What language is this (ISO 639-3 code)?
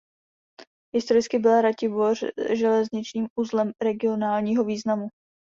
ces